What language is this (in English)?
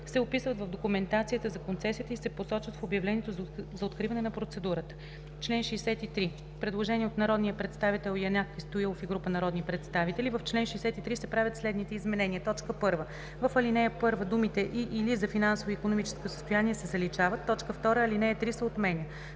Bulgarian